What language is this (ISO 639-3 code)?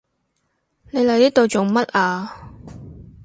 yue